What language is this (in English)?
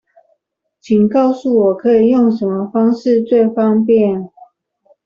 Chinese